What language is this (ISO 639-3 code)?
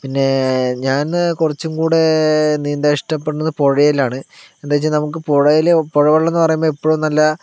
mal